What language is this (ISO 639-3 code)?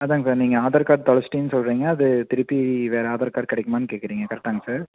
tam